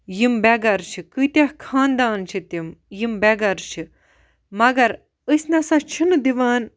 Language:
Kashmiri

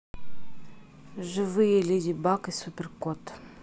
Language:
Russian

